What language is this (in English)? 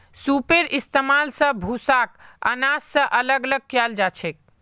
Magahi